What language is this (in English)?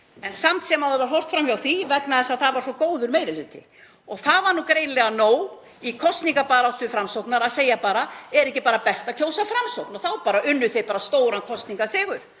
Icelandic